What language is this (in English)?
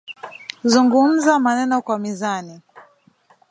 Swahili